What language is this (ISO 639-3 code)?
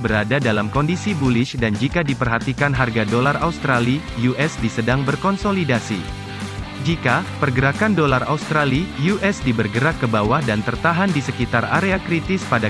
ind